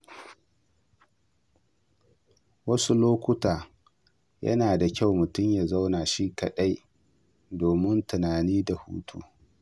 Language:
Hausa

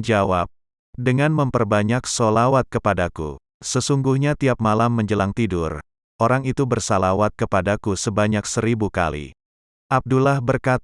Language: Indonesian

